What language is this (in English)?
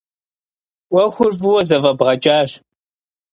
Kabardian